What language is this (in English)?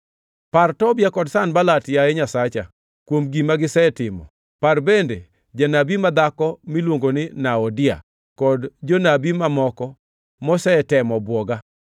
Luo (Kenya and Tanzania)